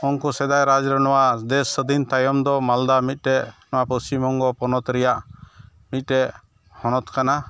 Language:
Santali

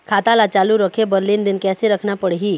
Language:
Chhattisgarhi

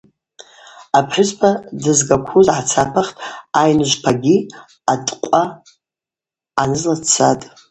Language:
Abaza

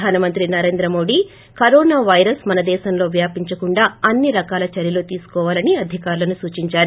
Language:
Telugu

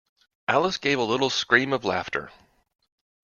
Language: English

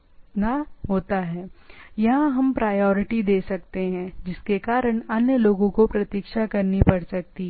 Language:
Hindi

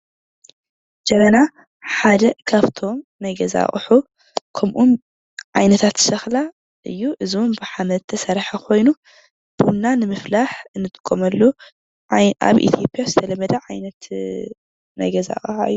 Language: Tigrinya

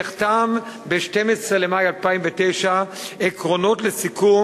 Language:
Hebrew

